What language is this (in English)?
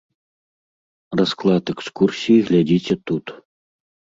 Belarusian